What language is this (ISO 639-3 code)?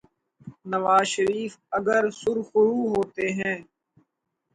urd